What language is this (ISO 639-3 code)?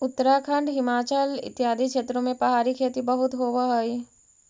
mag